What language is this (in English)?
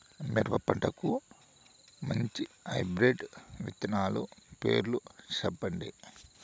Telugu